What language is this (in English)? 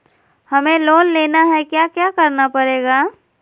Magahi